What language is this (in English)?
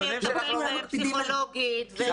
Hebrew